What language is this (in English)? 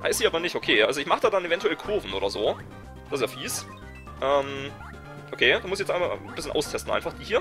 German